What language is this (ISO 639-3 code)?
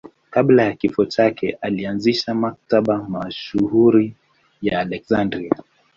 swa